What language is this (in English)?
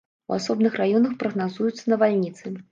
Belarusian